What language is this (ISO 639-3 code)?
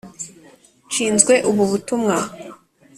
kin